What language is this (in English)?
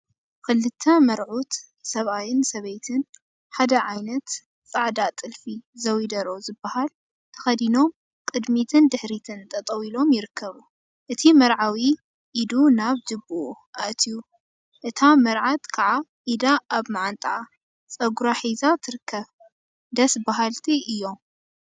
Tigrinya